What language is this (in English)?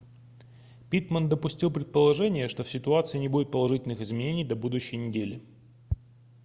Russian